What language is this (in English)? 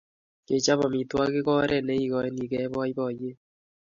Kalenjin